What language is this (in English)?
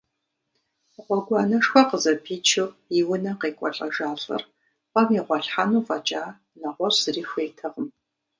Kabardian